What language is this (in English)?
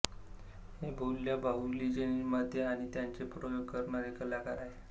Marathi